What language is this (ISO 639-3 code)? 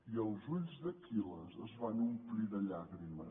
cat